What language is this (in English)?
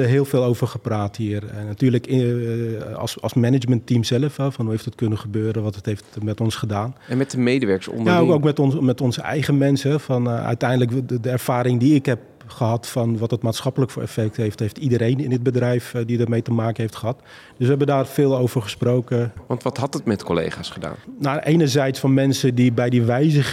Dutch